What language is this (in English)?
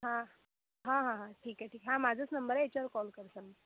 Marathi